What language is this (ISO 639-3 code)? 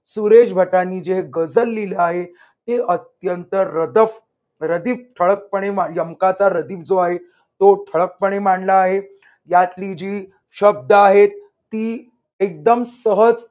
mar